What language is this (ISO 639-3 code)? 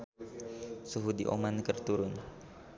sun